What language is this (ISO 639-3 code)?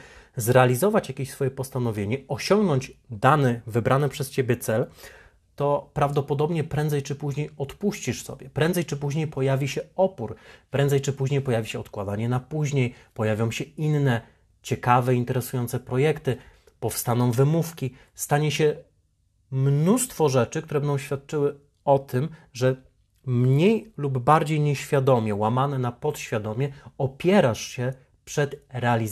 pol